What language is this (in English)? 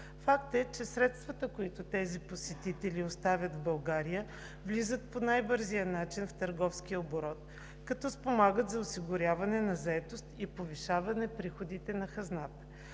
Bulgarian